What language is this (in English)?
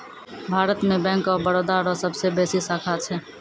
Maithili